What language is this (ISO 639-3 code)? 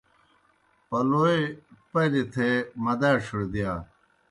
plk